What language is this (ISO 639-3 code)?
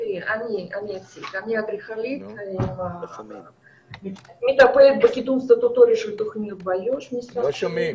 heb